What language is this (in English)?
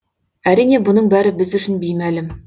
Kazakh